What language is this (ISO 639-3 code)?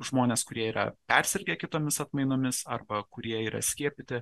lit